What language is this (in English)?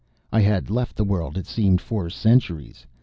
English